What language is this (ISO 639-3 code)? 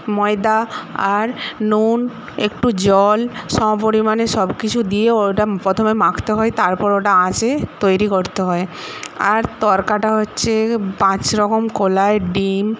ben